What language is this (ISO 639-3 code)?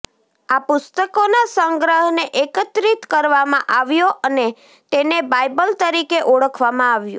guj